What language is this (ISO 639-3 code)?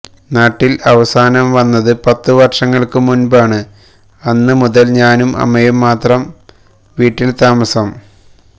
mal